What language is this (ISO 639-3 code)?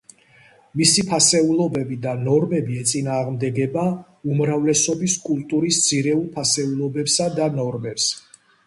kat